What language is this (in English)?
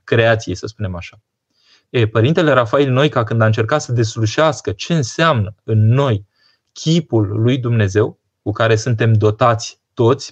Romanian